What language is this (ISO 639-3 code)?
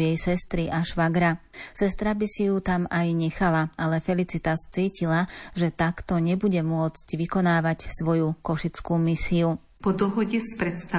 slk